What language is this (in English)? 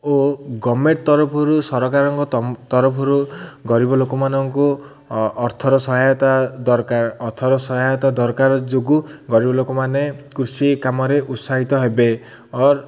Odia